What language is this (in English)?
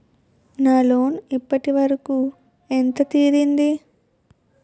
Telugu